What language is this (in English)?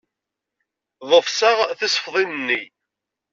Kabyle